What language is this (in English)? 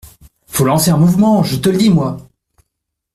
French